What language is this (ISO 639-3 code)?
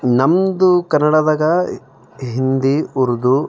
kan